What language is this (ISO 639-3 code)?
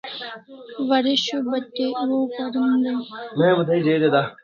kls